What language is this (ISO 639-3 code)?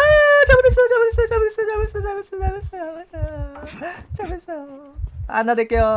kor